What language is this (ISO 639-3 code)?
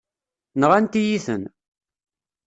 kab